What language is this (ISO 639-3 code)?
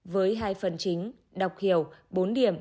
vie